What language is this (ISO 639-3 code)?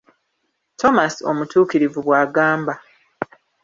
lug